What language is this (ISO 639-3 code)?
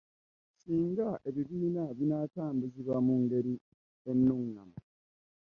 lug